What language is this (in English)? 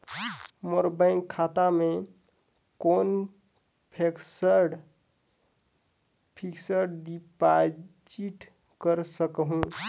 Chhattisgarhi